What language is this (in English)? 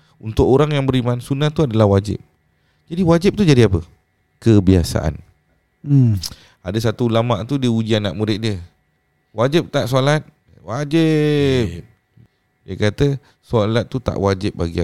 Malay